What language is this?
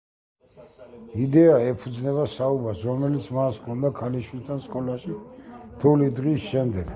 Georgian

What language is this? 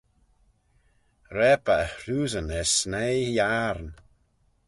Manx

